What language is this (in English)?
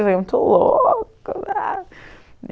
Portuguese